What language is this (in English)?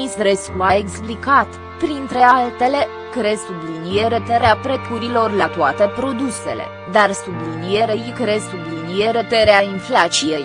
Romanian